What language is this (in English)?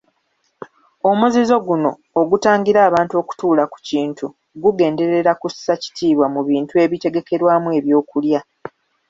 Ganda